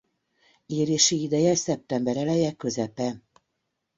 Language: Hungarian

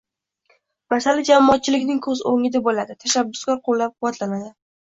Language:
Uzbek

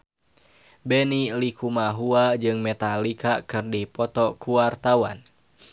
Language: Sundanese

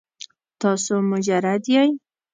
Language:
Pashto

